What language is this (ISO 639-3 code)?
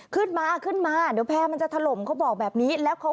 tha